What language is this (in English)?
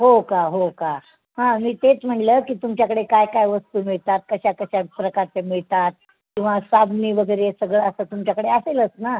Marathi